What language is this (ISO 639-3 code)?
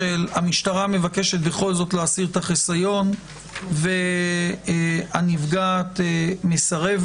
heb